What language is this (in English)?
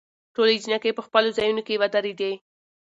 Pashto